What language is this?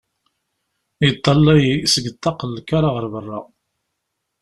Kabyle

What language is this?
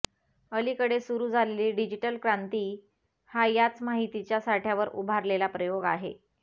Marathi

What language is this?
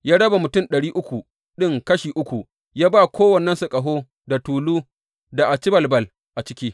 Hausa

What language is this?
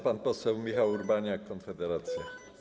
Polish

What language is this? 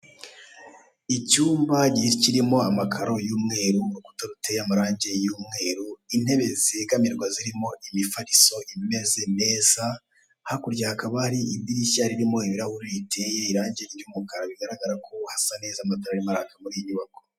Kinyarwanda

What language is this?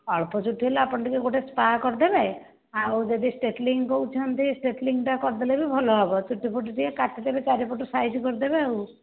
Odia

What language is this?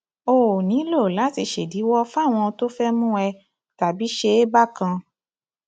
Yoruba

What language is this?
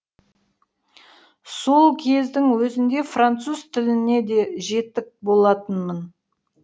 Kazakh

